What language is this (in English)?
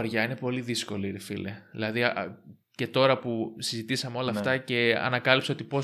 Greek